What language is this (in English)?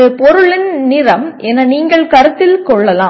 Tamil